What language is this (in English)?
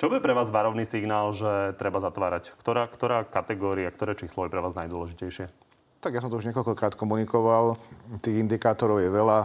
Slovak